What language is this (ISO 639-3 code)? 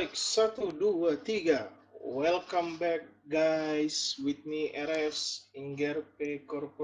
ind